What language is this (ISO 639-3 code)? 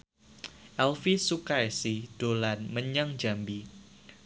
jav